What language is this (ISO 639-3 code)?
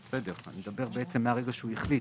heb